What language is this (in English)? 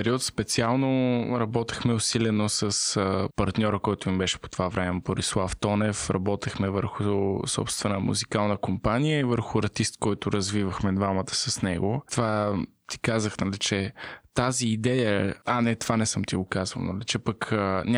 Bulgarian